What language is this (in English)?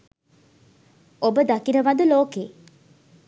Sinhala